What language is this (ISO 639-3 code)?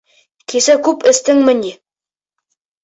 bak